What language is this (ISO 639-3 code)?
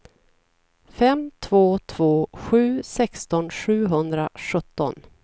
swe